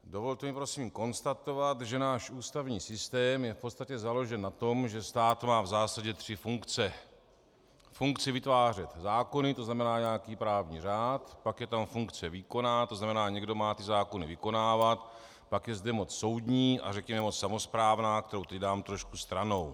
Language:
Czech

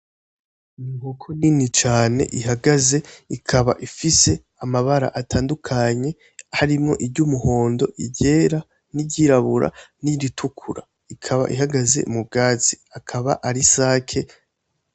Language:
Rundi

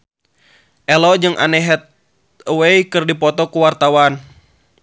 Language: Sundanese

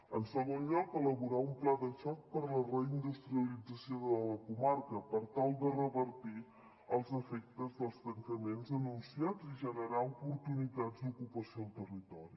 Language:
Catalan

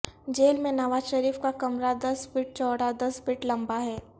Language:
Urdu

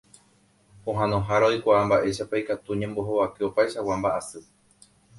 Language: Guarani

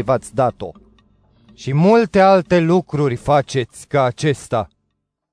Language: Romanian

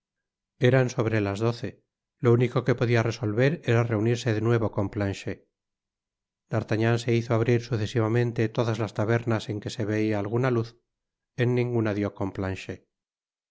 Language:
Spanish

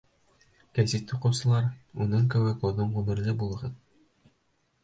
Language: Bashkir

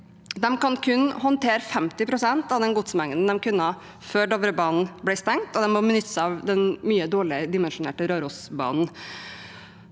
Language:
Norwegian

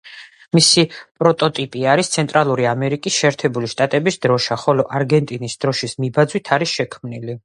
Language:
Georgian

